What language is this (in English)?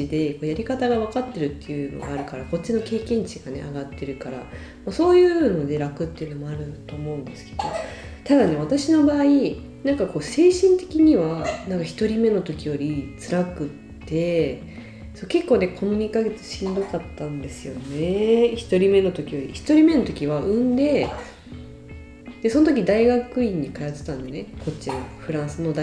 Japanese